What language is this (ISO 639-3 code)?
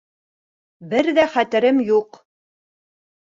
bak